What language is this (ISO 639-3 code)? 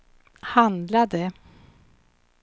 swe